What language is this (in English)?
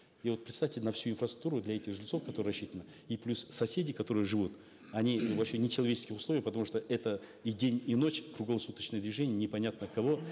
Kazakh